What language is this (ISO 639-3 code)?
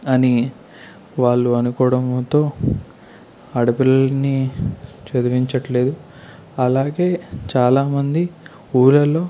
tel